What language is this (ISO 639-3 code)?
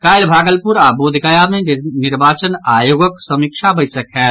mai